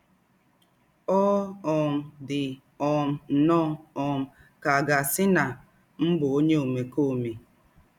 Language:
Igbo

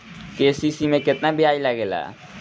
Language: Bhojpuri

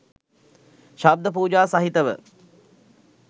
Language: Sinhala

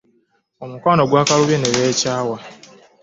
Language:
Ganda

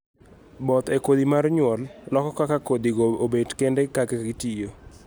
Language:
Luo (Kenya and Tanzania)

